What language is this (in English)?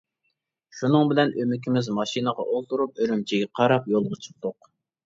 Uyghur